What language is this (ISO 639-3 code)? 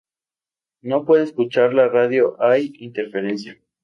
spa